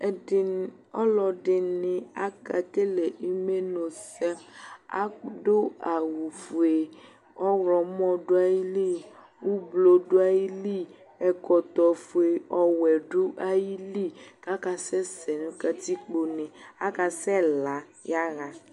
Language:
Ikposo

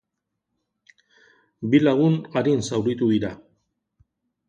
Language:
Basque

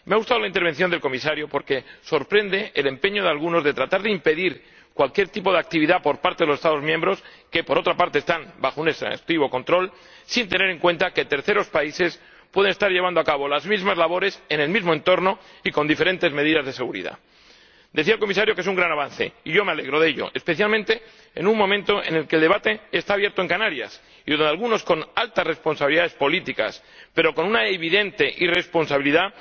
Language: Spanish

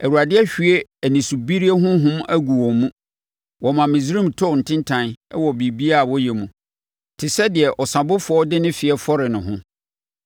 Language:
Akan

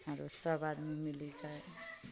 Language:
Maithili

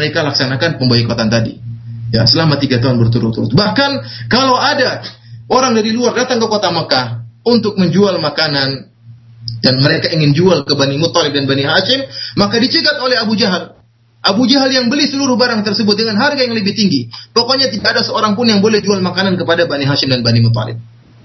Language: Malay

